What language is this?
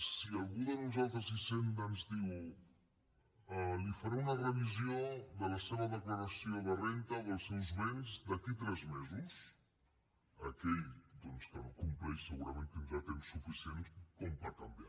Catalan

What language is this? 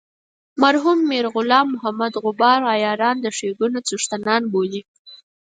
Pashto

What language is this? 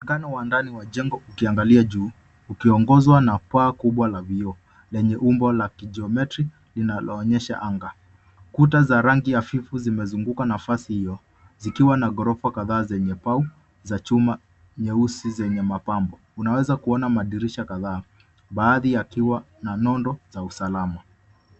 Swahili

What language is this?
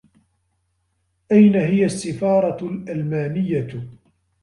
Arabic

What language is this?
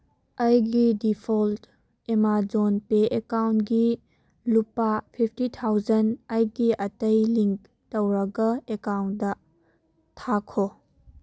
Manipuri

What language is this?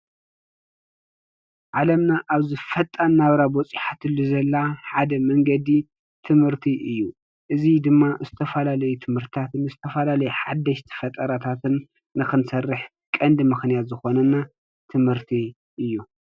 Tigrinya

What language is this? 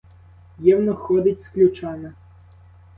Ukrainian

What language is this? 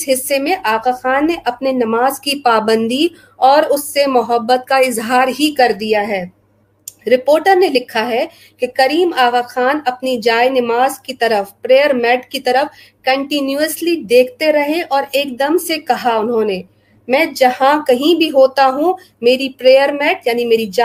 Urdu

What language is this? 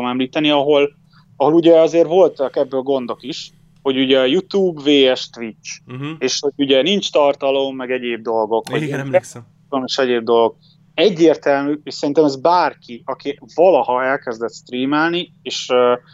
Hungarian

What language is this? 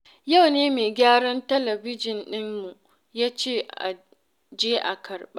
Hausa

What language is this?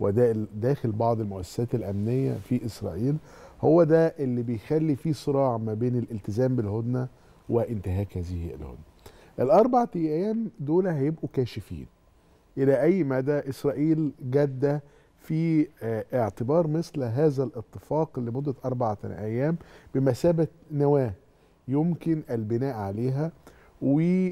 Arabic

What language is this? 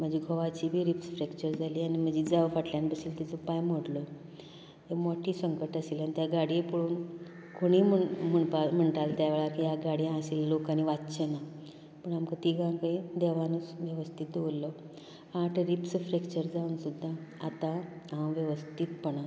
Konkani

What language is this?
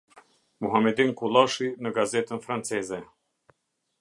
Albanian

